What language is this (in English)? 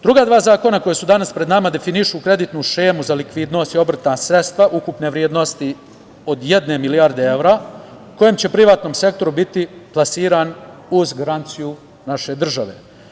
Serbian